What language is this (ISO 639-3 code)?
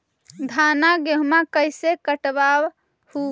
mag